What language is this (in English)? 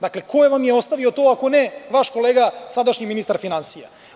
Serbian